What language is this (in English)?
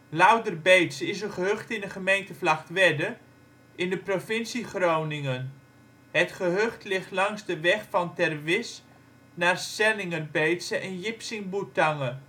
Dutch